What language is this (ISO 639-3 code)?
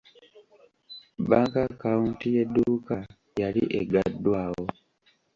lug